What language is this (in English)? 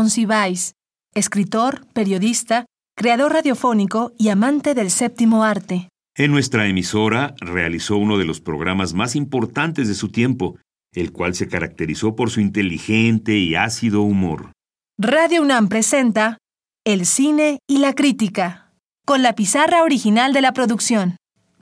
Spanish